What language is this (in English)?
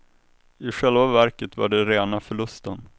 Swedish